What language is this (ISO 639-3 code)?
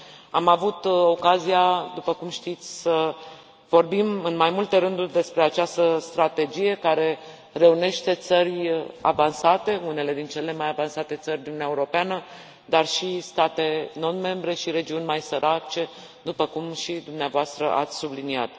ron